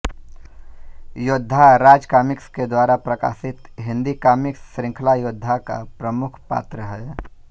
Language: Hindi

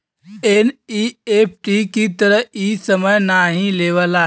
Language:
Bhojpuri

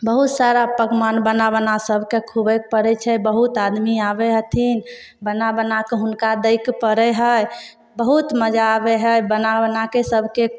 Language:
Maithili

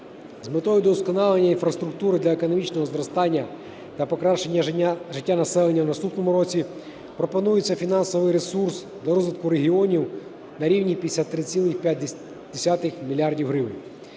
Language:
Ukrainian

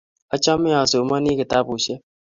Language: Kalenjin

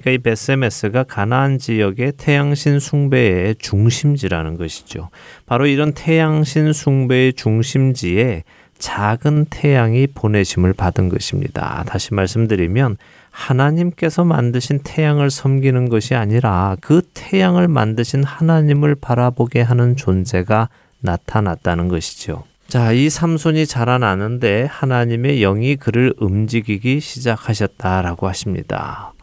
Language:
Korean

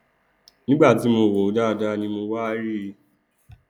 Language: Yoruba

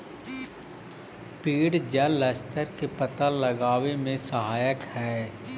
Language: Magahi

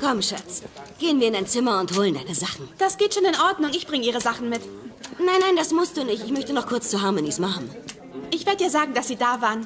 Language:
German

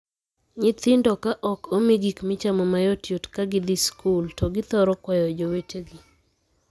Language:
Luo (Kenya and Tanzania)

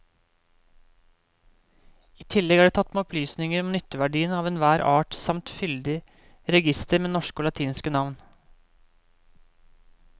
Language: Norwegian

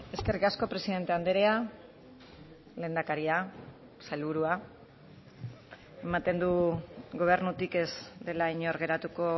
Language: Basque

